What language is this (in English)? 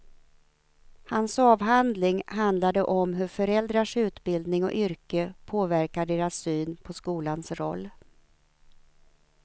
Swedish